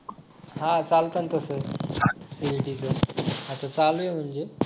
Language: Marathi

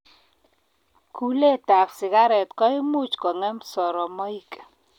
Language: Kalenjin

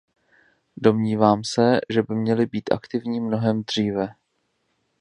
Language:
Czech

